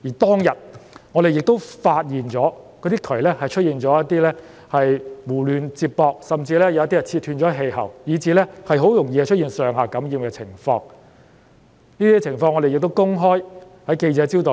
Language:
Cantonese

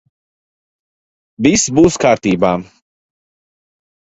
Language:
Latvian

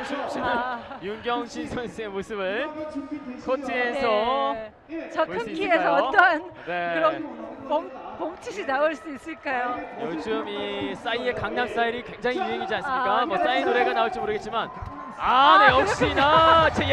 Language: Korean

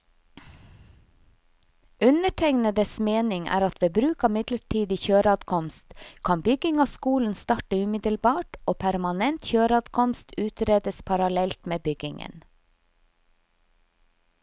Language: Norwegian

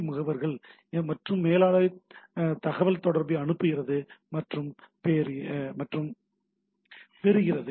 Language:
Tamil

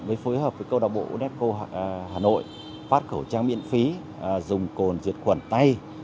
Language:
Vietnamese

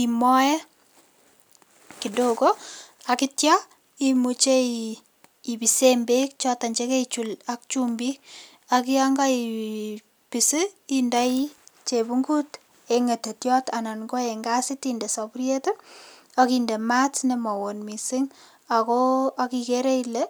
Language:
Kalenjin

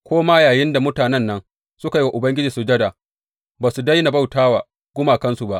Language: Hausa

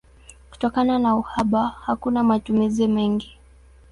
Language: Swahili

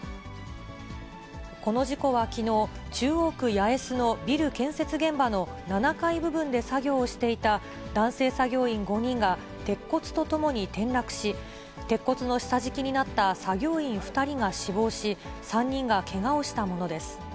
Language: Japanese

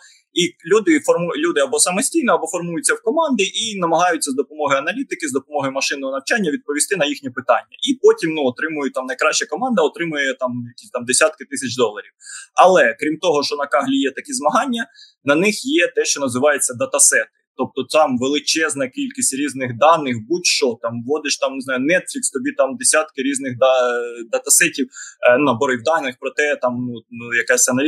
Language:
Ukrainian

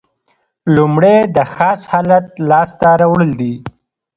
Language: Pashto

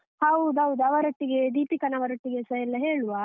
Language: Kannada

